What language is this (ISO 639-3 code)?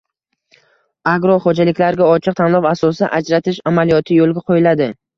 uzb